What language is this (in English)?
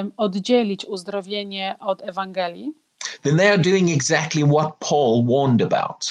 Polish